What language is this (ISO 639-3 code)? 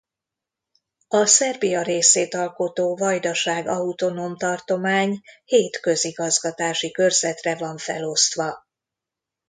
hun